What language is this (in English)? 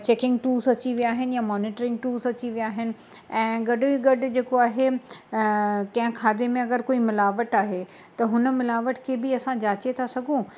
Sindhi